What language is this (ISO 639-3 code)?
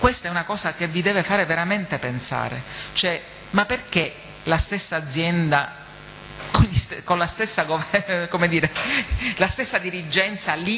ita